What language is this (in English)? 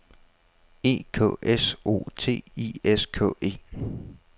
Danish